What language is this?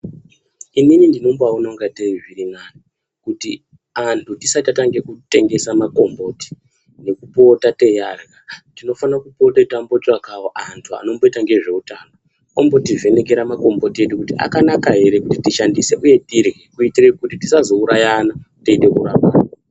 Ndau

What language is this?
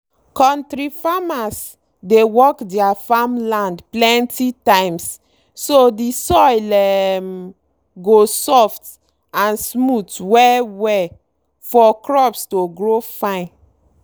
Nigerian Pidgin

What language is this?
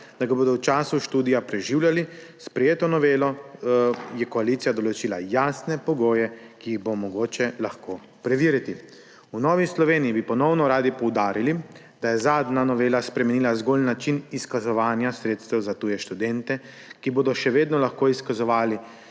Slovenian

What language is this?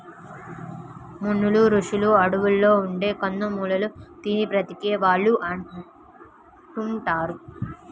Telugu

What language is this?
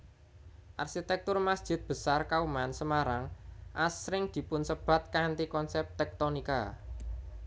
Javanese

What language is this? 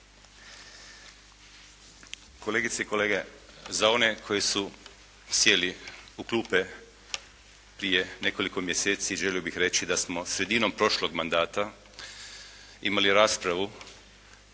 Croatian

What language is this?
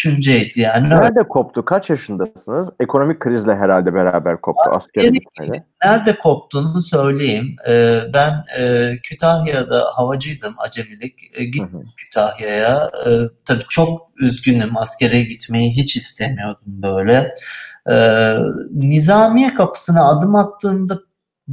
Turkish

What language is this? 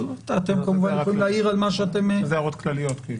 Hebrew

